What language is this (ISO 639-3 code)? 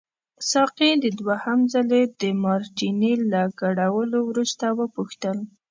pus